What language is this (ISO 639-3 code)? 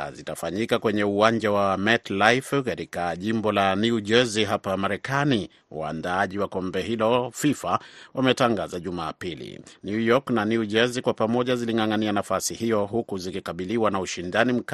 swa